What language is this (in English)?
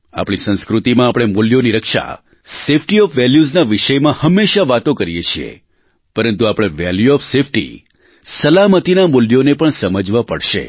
Gujarati